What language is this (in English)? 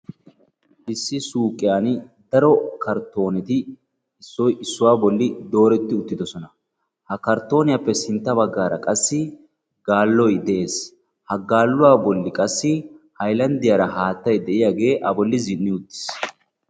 Wolaytta